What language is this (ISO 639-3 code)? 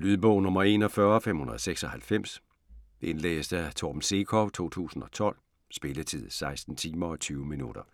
dan